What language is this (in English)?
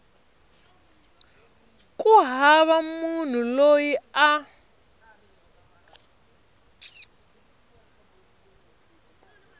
Tsonga